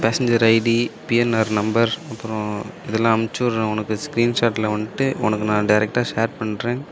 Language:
Tamil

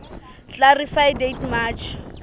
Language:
Southern Sotho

